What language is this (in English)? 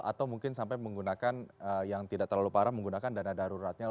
Indonesian